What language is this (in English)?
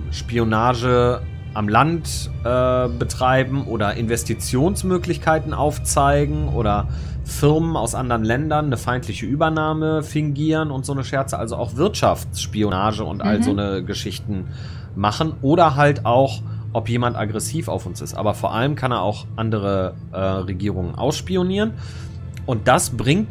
German